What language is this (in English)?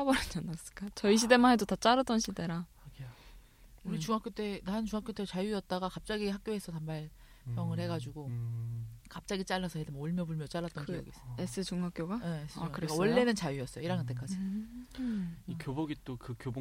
Korean